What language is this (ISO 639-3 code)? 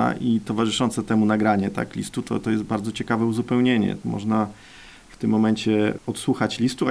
pol